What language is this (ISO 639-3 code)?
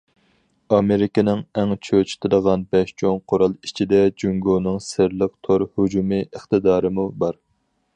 uig